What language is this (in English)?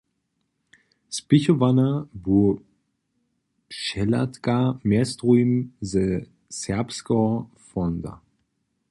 Upper Sorbian